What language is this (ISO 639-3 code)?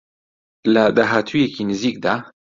ckb